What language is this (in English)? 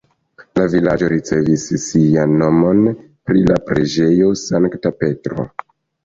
Esperanto